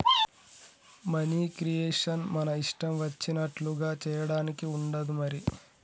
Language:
Telugu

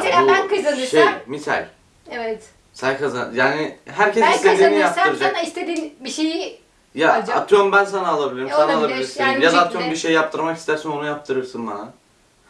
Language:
Turkish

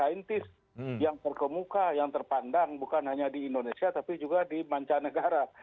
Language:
Indonesian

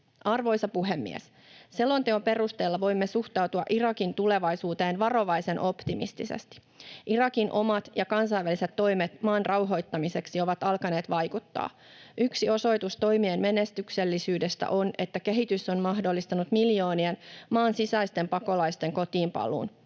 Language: Finnish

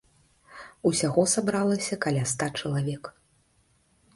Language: Belarusian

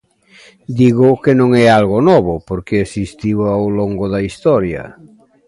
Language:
Galician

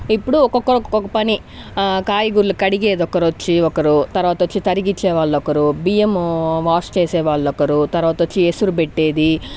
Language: Telugu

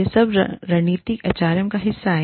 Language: Hindi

